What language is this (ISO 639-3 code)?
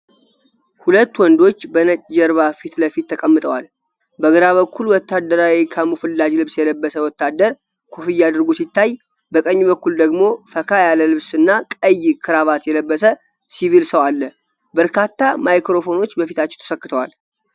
amh